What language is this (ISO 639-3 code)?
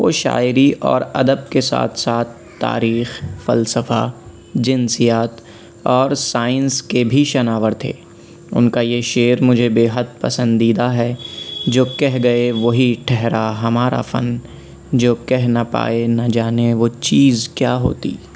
urd